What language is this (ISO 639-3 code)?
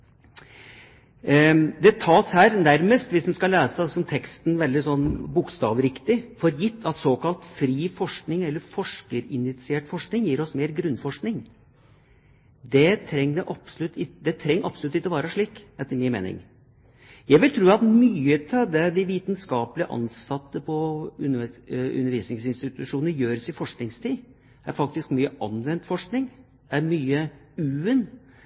nob